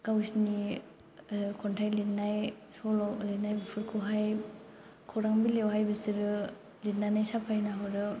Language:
Bodo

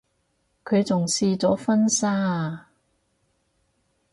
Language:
Cantonese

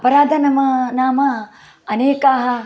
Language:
Sanskrit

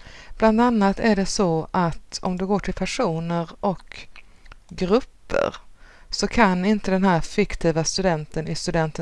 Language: Swedish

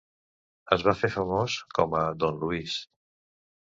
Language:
Catalan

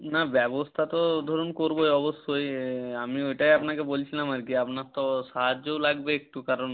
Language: Bangla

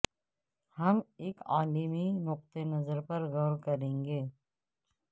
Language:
Urdu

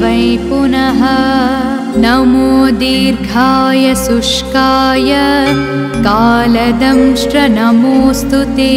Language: Telugu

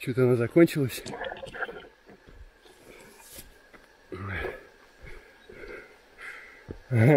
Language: Russian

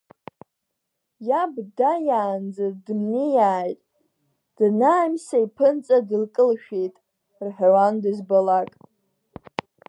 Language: Abkhazian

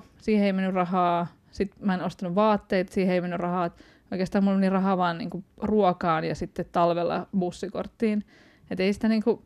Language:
Finnish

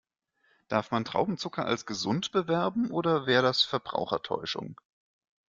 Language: German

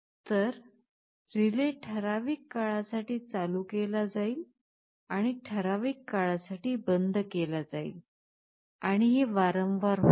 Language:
Marathi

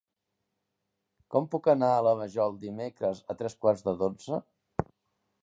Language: Catalan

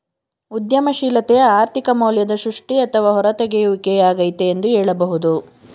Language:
Kannada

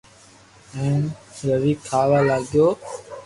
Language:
Loarki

